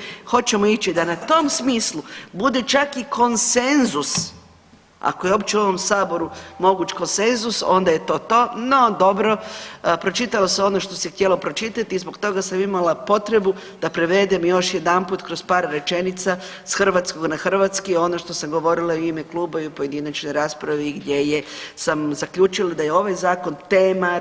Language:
Croatian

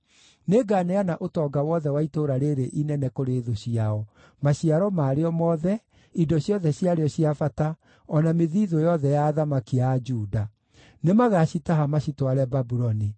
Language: Kikuyu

